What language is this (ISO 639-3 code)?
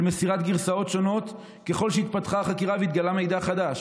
heb